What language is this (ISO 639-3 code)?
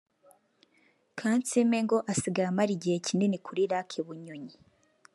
kin